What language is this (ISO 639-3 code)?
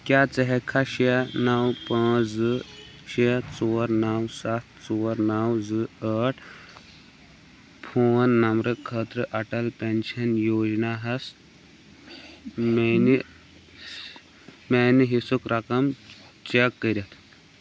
kas